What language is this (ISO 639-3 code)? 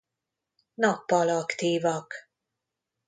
hun